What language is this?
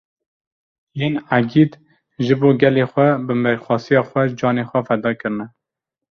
Kurdish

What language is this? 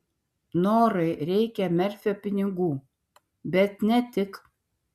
Lithuanian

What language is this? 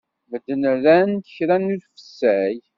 Kabyle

